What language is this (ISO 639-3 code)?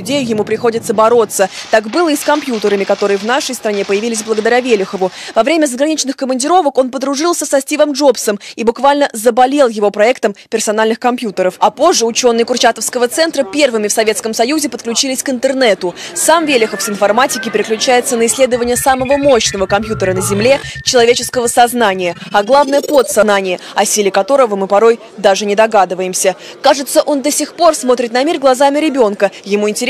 rus